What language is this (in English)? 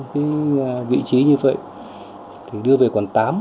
Vietnamese